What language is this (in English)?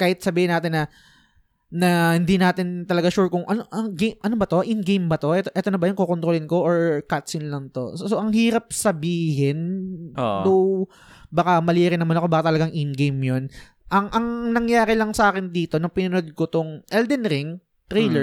Filipino